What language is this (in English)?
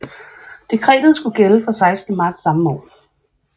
Danish